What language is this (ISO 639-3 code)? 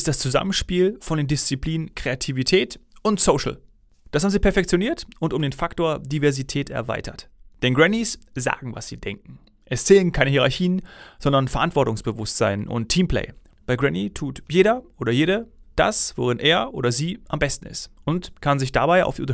deu